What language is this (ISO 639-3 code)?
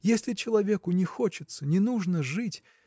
rus